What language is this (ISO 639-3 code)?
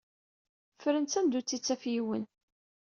kab